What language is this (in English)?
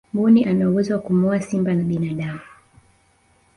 Swahili